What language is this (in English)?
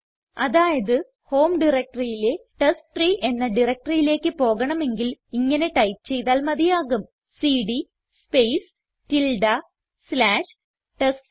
Malayalam